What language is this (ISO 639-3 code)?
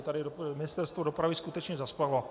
ces